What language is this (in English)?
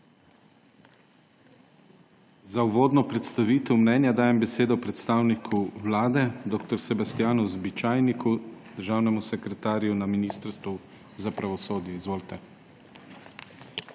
Slovenian